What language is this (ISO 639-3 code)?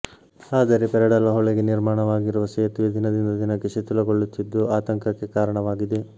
kan